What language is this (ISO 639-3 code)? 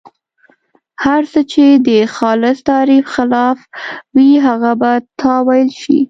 pus